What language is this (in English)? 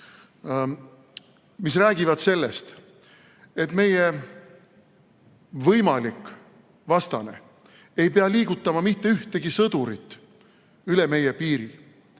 Estonian